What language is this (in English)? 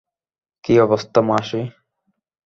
Bangla